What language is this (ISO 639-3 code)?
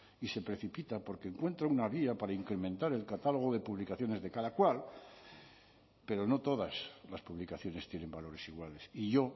spa